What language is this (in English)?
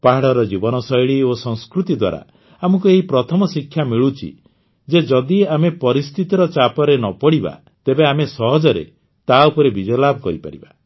Odia